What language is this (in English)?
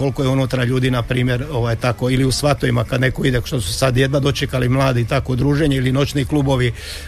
Croatian